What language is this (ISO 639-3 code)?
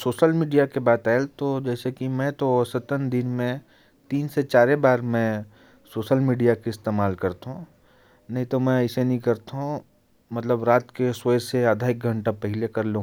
kfp